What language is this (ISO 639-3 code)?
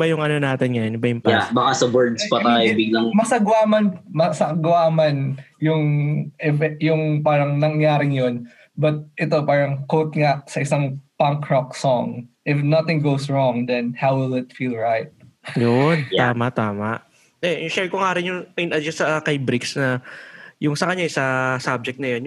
fil